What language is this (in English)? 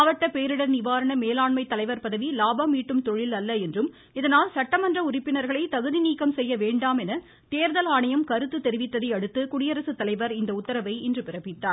Tamil